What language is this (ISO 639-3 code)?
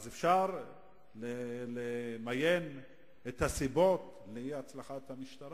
heb